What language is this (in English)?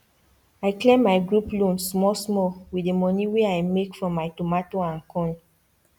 Nigerian Pidgin